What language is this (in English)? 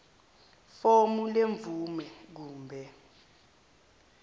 Zulu